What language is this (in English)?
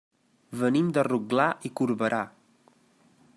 Catalan